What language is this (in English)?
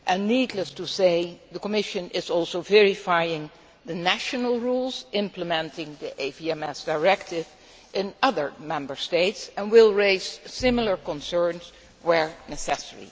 English